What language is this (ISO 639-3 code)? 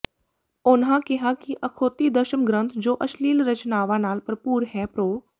pan